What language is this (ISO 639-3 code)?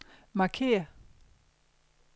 dan